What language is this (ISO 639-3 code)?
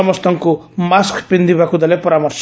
ori